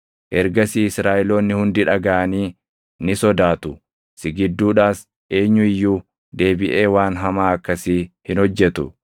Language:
Oromo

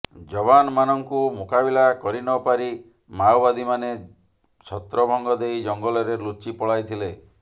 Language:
Odia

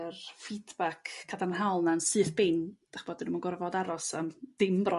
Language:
Welsh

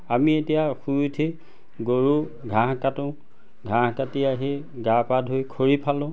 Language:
Assamese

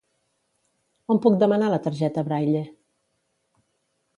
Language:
Catalan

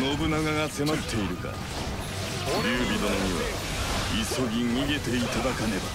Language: Japanese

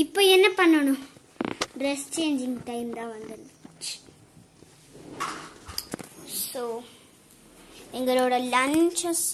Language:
Romanian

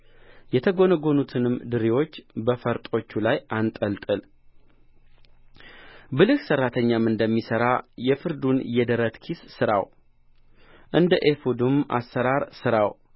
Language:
Amharic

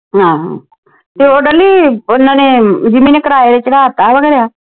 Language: Punjabi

